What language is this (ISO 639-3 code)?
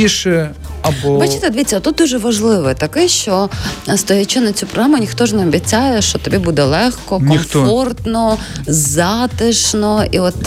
ukr